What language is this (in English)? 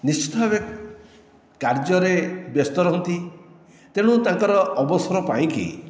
Odia